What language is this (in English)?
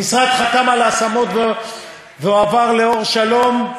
Hebrew